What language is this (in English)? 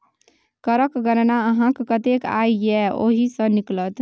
Maithili